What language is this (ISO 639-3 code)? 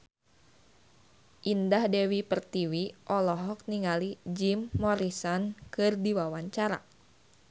sun